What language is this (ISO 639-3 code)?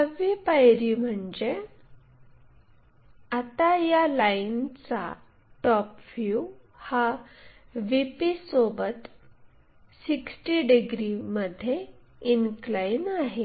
mar